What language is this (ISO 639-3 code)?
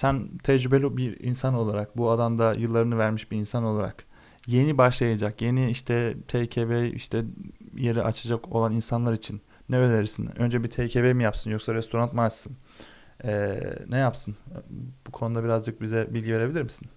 tur